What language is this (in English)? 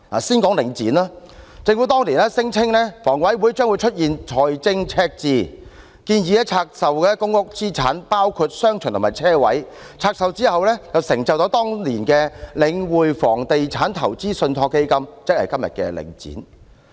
Cantonese